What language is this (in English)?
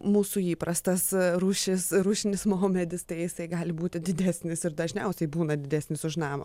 Lithuanian